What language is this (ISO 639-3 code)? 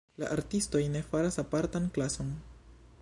epo